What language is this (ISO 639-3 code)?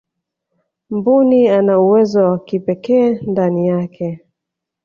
swa